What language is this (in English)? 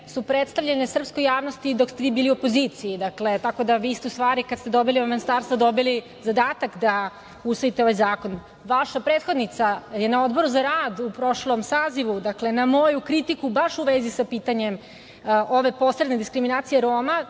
Serbian